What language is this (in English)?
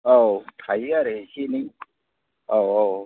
Bodo